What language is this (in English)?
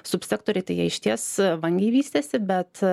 Lithuanian